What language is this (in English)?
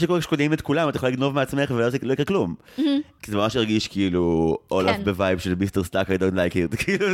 Hebrew